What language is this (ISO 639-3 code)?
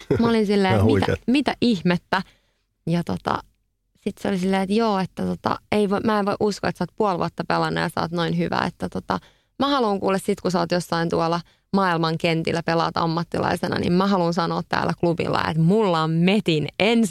fin